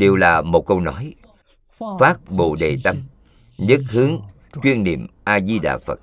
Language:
Vietnamese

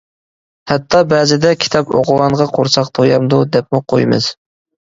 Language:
Uyghur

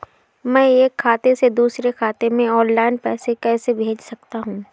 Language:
Hindi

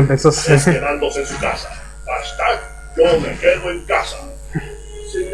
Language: Spanish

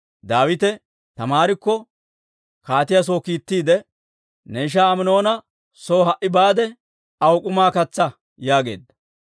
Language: Dawro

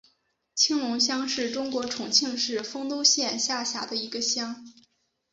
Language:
Chinese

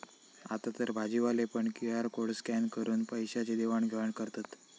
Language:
Marathi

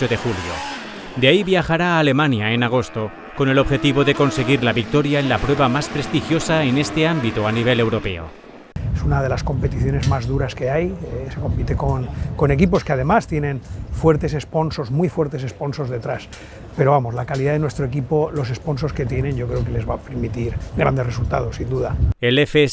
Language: Spanish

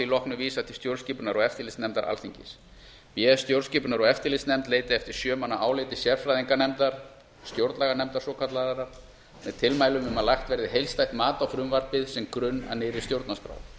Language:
Icelandic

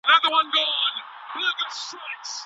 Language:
Pashto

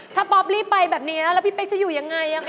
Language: Thai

